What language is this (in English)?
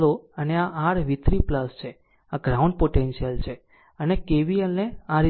Gujarati